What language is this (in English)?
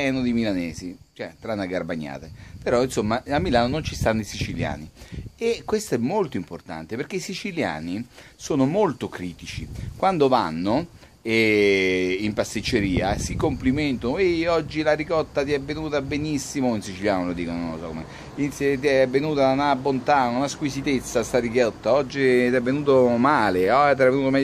Italian